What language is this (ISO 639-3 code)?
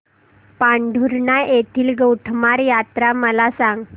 mar